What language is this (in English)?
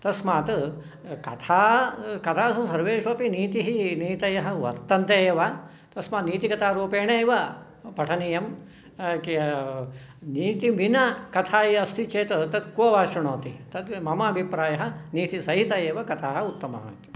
Sanskrit